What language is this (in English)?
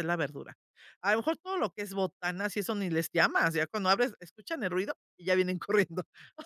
Spanish